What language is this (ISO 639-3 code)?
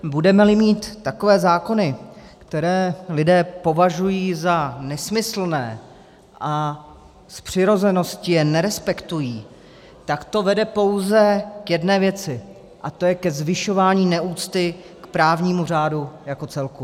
ces